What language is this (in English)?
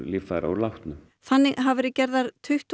Icelandic